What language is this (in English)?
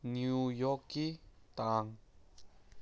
Manipuri